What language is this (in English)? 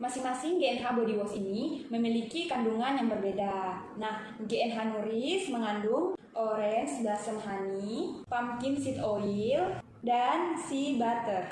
Indonesian